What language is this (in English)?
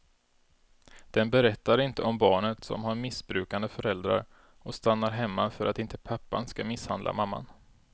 Swedish